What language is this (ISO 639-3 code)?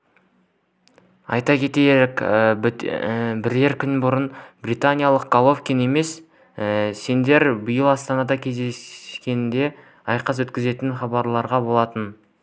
kaz